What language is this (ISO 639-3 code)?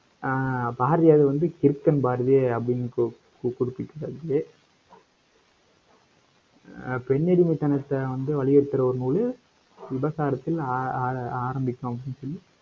tam